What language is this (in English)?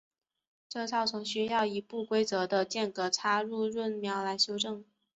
Chinese